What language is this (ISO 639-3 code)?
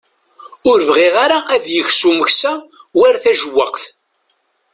kab